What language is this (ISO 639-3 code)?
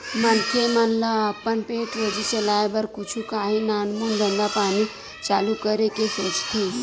hne